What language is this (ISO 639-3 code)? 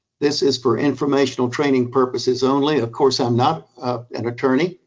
eng